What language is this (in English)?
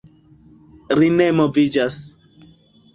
Esperanto